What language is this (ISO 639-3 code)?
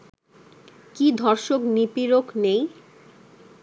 ben